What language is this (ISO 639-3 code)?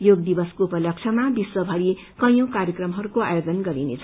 nep